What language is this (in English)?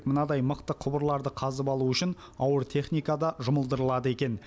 Kazakh